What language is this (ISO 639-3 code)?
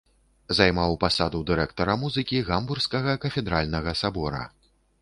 bel